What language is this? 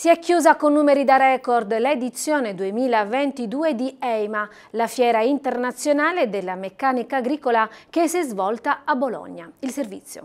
Italian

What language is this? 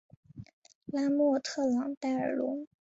Chinese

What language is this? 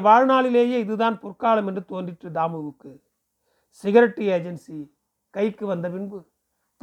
Tamil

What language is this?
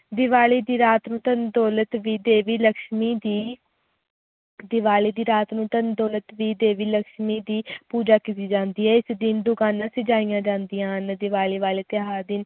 Punjabi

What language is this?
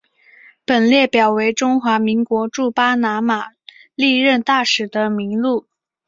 Chinese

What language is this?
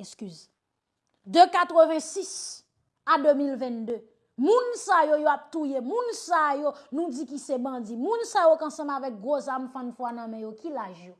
French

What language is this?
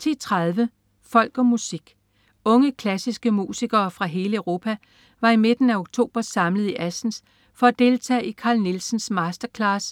Danish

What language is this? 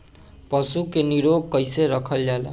Bhojpuri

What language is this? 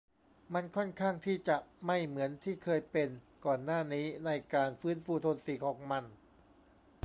Thai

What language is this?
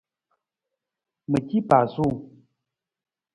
Nawdm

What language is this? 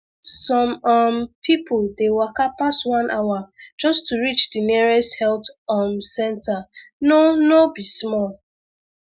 Nigerian Pidgin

